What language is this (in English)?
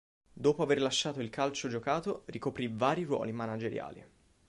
Italian